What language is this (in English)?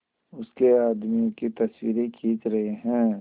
Hindi